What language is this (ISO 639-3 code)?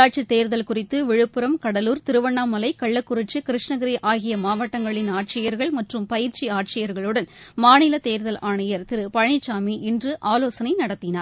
tam